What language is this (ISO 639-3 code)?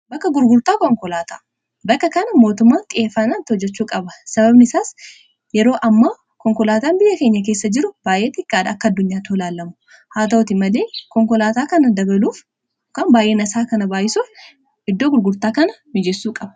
orm